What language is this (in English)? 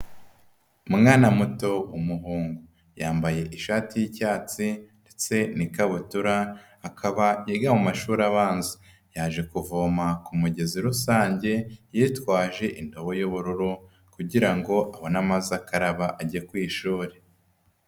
Kinyarwanda